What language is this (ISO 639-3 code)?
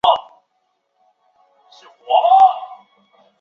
zho